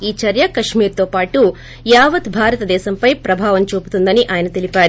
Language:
Telugu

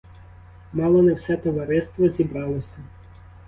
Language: Ukrainian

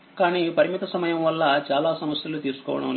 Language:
Telugu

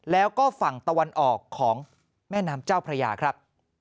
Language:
Thai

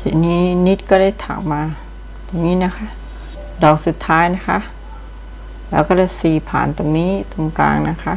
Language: Thai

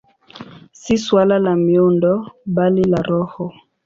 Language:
Swahili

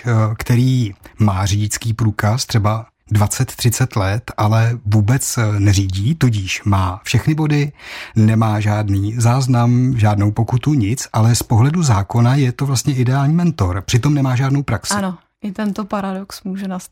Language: Czech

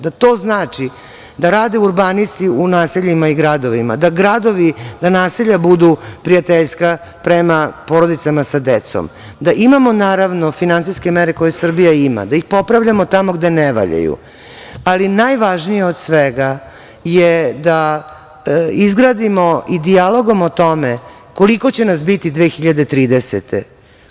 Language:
Serbian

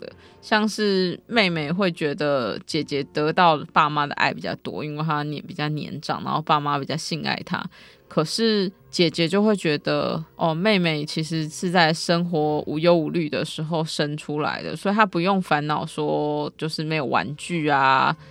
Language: Chinese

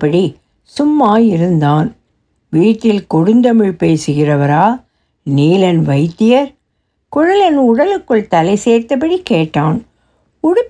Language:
Tamil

